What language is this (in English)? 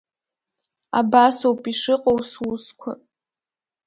Abkhazian